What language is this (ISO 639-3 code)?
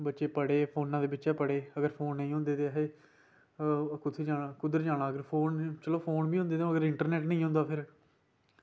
doi